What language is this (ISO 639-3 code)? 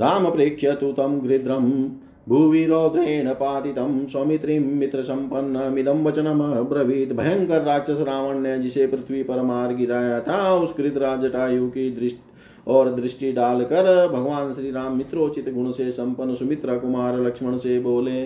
hin